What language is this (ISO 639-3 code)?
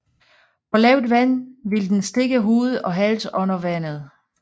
dan